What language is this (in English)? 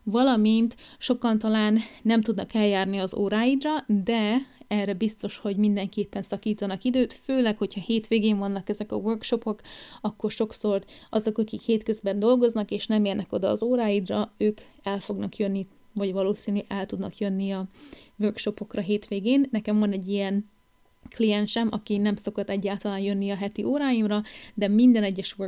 Hungarian